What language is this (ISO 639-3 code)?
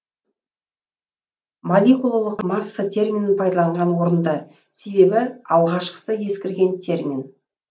kaz